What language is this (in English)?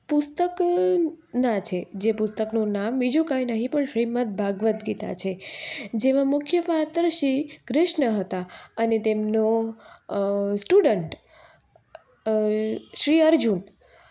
Gujarati